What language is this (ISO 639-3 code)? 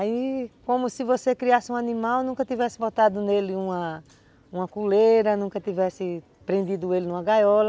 por